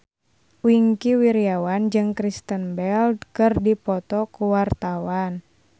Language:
Sundanese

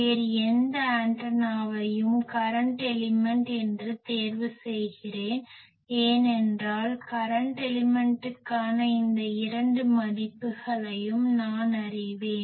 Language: Tamil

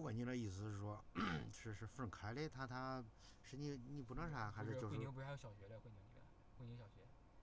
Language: Chinese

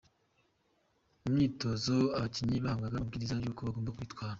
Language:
Kinyarwanda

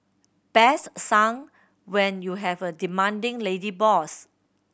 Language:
English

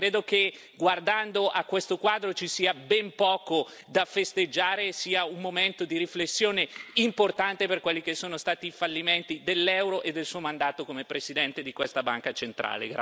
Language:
Italian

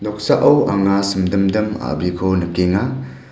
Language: Garo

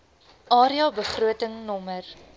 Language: Afrikaans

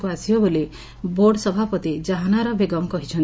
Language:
Odia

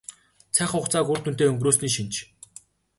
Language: Mongolian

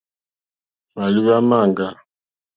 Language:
Mokpwe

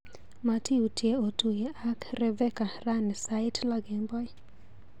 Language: Kalenjin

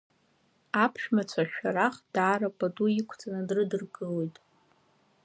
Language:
Abkhazian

